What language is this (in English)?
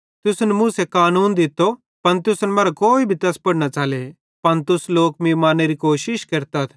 Bhadrawahi